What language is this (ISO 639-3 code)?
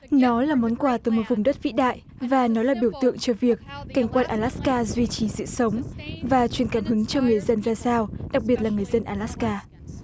vie